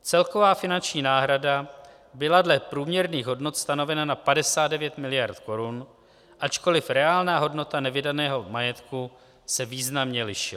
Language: Czech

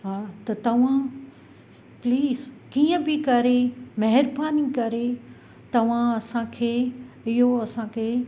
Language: Sindhi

